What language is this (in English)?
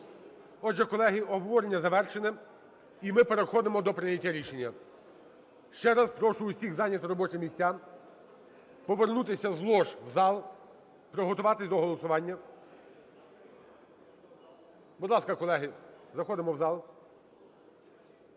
Ukrainian